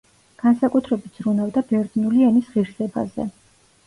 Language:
Georgian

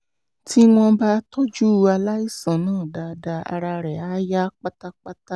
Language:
Yoruba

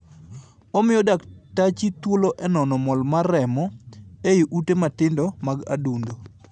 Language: Luo (Kenya and Tanzania)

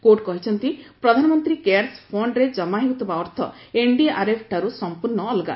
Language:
Odia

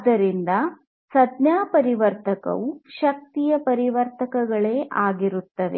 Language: Kannada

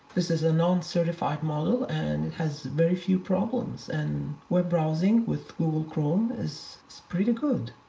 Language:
English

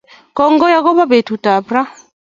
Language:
Kalenjin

